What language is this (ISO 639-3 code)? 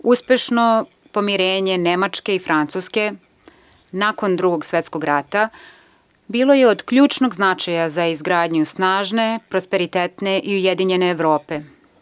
srp